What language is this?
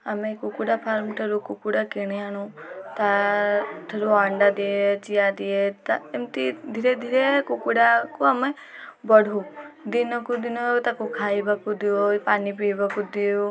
Odia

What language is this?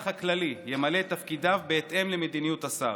Hebrew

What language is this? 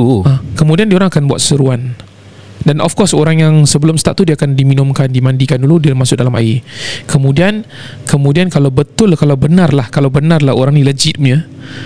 Malay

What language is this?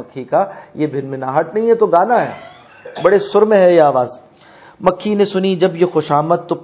Urdu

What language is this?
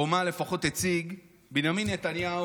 Hebrew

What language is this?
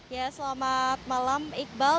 Indonesian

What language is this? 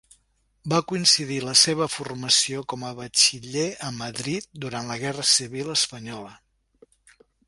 Catalan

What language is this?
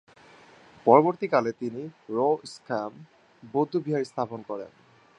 Bangla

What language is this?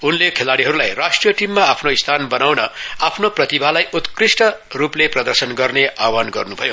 Nepali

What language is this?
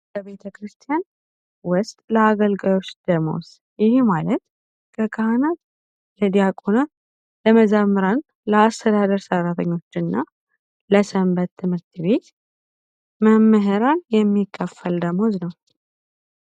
Amharic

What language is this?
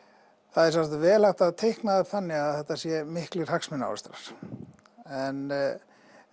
Icelandic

